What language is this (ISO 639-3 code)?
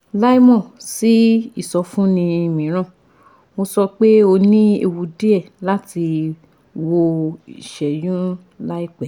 yor